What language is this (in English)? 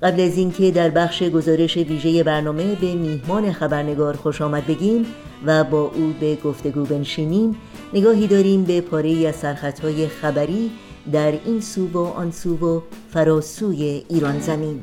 Persian